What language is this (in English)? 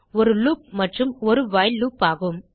Tamil